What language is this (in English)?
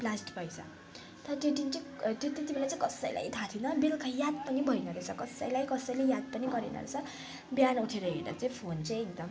Nepali